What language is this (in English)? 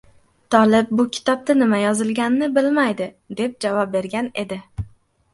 Uzbek